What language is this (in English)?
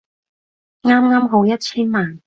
Cantonese